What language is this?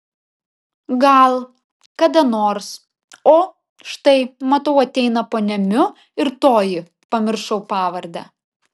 Lithuanian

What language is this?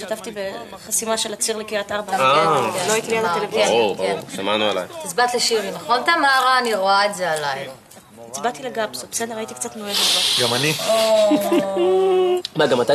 Hebrew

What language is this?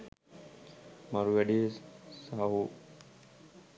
Sinhala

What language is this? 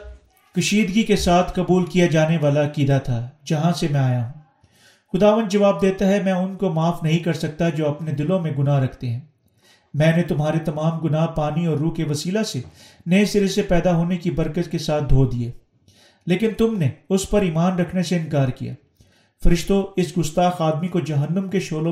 Urdu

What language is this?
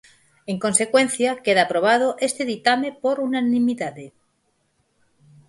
Galician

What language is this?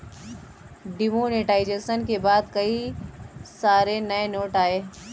Hindi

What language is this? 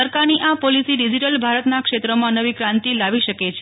Gujarati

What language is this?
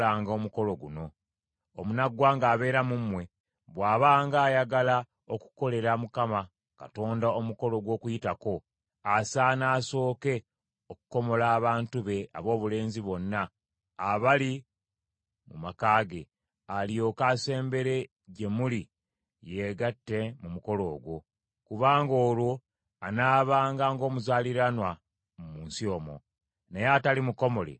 Ganda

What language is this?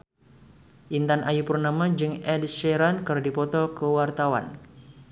Sundanese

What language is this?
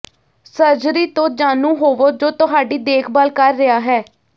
Punjabi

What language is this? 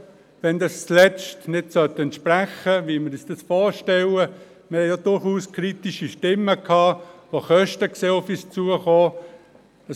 Swiss German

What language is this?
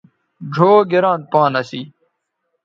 Bateri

